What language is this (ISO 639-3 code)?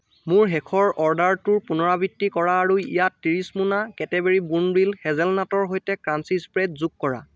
asm